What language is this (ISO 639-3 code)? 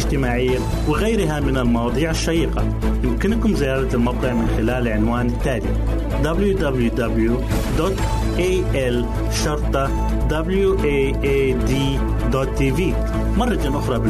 ara